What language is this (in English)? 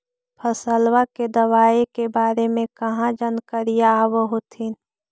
Magahi